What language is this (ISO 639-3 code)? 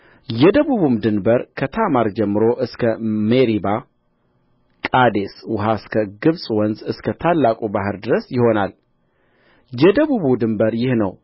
amh